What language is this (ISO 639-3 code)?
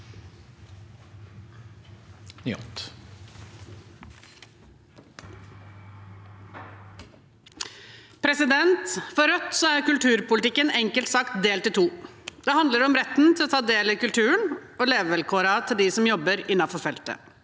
nor